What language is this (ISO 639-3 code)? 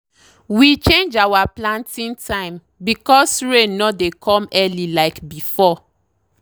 pcm